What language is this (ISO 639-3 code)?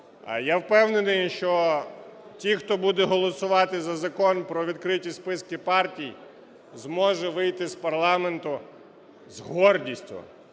ukr